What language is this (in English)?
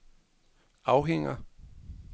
Danish